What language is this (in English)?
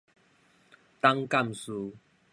Min Nan Chinese